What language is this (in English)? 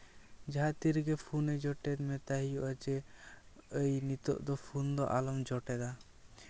Santali